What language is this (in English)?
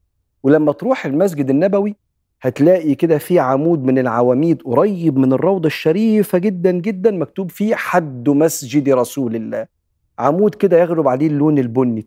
Arabic